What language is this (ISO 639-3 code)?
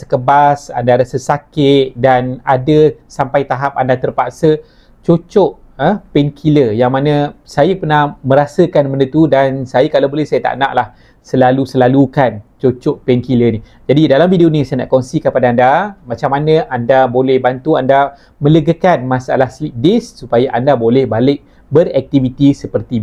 msa